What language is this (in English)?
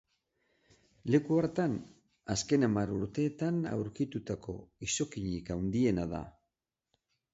Basque